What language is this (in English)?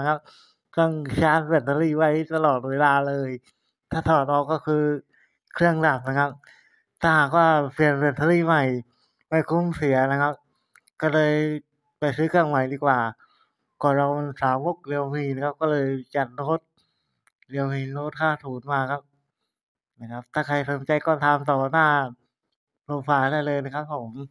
Thai